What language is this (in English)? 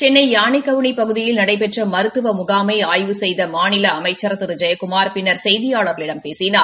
Tamil